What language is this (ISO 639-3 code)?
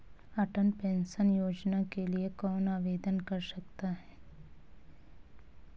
hin